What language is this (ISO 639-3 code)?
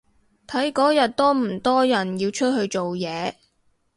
yue